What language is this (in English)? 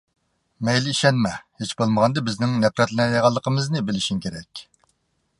Uyghur